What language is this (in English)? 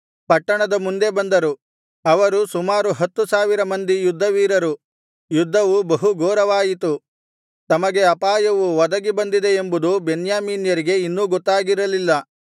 Kannada